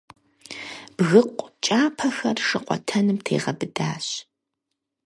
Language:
Kabardian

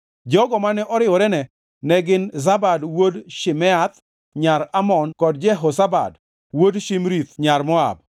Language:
Luo (Kenya and Tanzania)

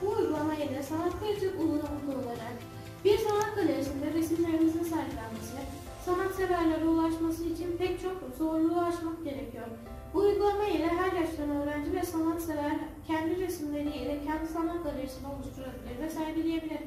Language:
Turkish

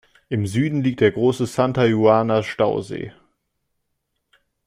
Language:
German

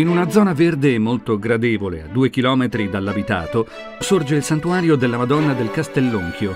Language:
Italian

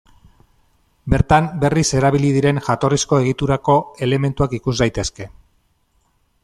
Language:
Basque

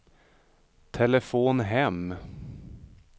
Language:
Swedish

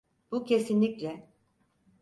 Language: Turkish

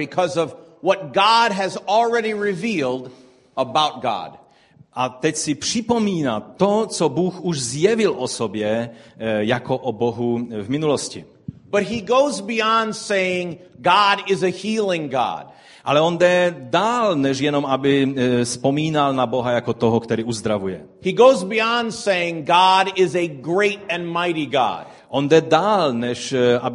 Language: Czech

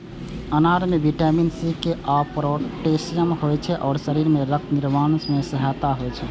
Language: Maithili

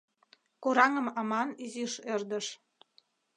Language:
Mari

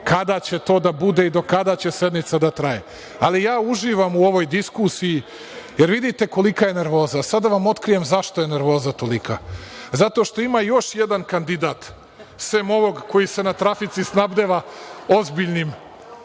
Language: Serbian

